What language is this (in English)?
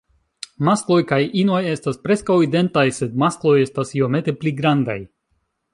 Esperanto